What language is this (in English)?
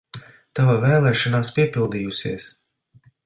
Latvian